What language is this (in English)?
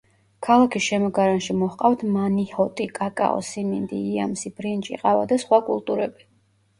Georgian